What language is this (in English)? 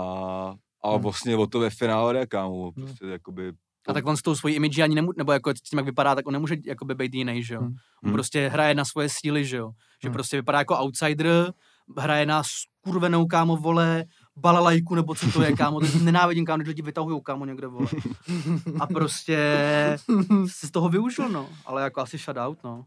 Czech